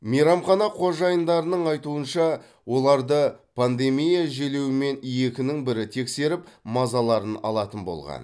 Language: Kazakh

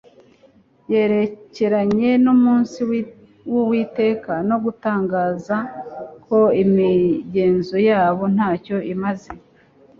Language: Kinyarwanda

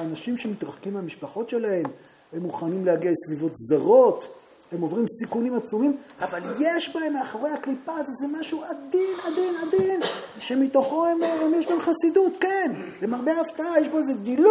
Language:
Hebrew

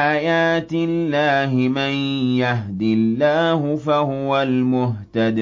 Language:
Arabic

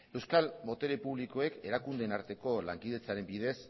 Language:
Basque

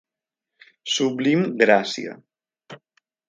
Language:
Catalan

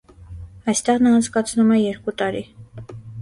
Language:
Armenian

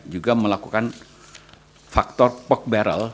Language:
Indonesian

